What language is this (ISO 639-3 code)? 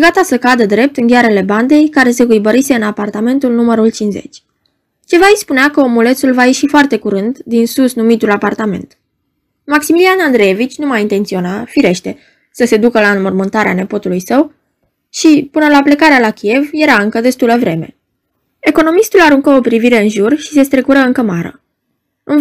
ron